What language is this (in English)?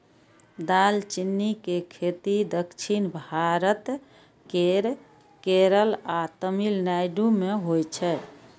Maithili